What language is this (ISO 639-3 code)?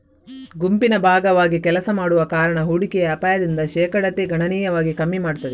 kan